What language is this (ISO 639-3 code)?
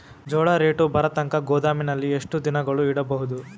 kan